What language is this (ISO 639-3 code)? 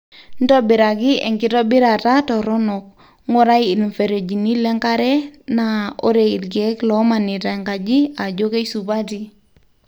mas